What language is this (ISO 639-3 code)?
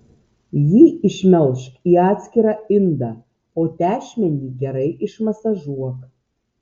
lit